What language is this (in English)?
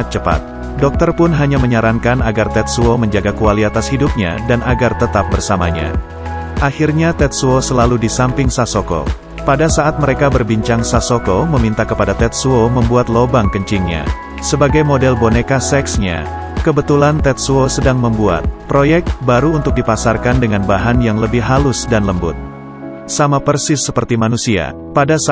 Indonesian